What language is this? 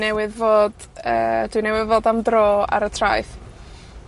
Welsh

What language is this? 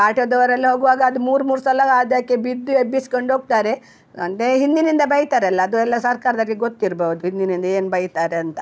Kannada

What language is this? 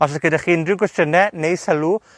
Welsh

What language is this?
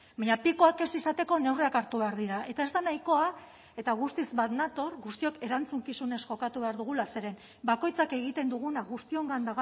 Basque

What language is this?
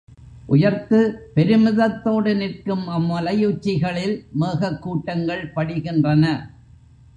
Tamil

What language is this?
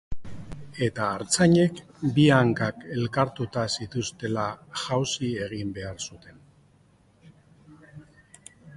Basque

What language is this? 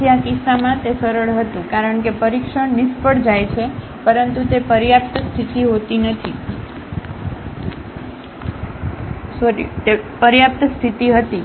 Gujarati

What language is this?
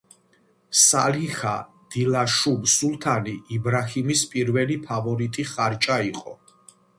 Georgian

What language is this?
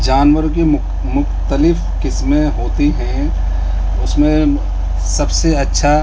Urdu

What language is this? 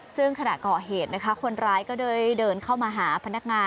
Thai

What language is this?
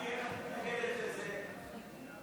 Hebrew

